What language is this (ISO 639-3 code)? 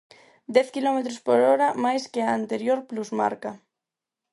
glg